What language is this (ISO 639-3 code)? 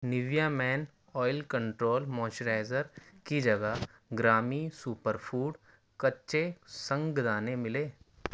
urd